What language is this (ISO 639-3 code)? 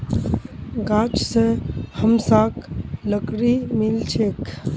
mag